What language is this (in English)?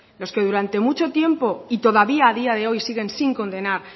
Spanish